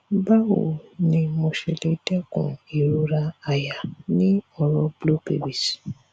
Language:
Yoruba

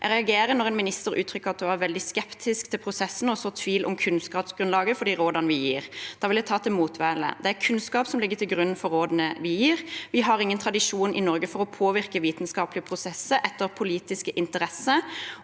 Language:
Norwegian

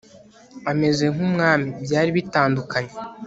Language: Kinyarwanda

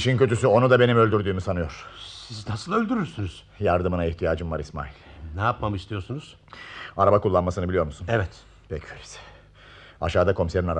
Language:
Turkish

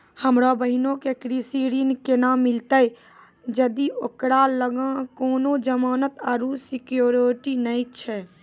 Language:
Maithili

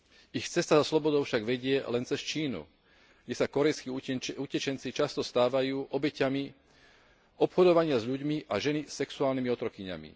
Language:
Slovak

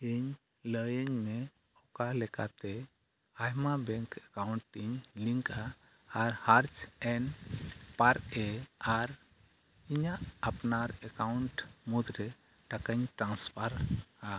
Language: Santali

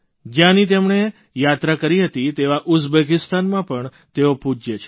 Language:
Gujarati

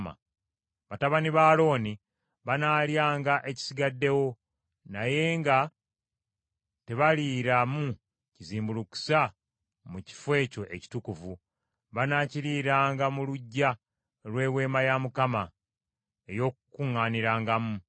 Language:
Ganda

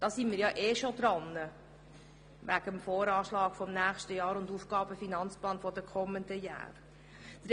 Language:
Swiss German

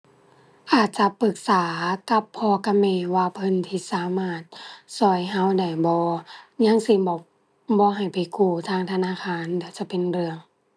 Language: Thai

